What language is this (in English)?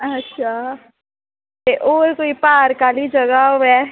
Dogri